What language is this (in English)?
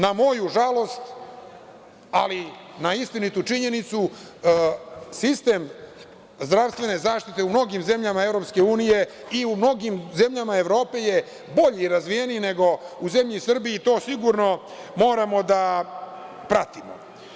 Serbian